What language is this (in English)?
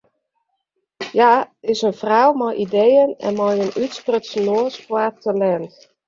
Western Frisian